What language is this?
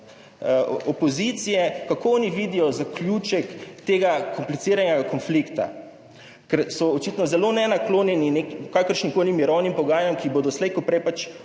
Slovenian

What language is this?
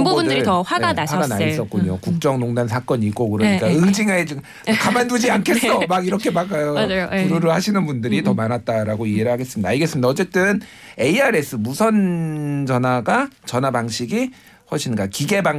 Korean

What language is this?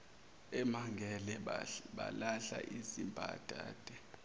Zulu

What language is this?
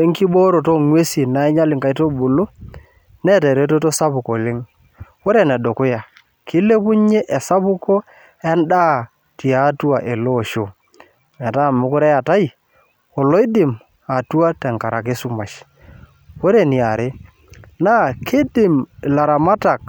Masai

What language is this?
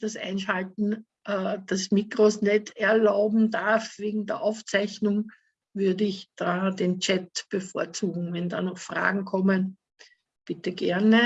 German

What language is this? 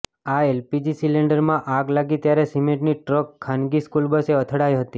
Gujarati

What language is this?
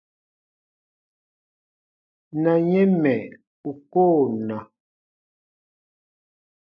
Baatonum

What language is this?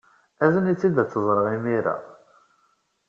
Kabyle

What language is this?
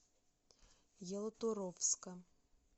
Russian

